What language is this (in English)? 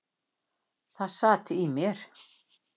Icelandic